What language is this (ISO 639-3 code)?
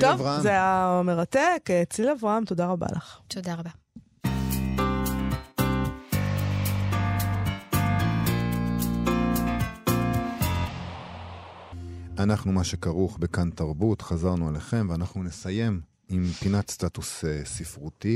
heb